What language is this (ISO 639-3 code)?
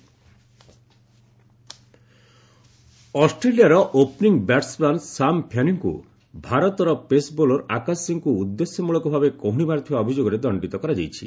ori